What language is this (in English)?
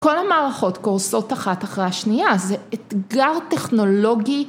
Hebrew